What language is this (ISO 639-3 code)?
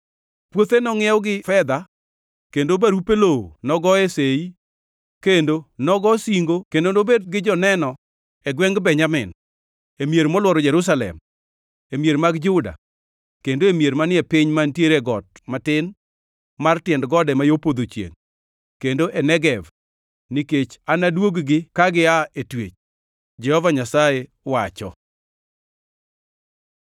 luo